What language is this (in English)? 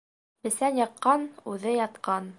Bashkir